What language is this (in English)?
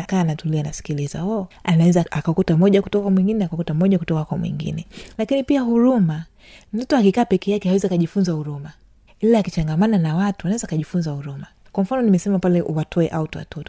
Swahili